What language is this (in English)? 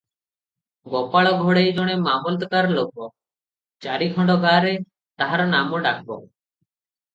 Odia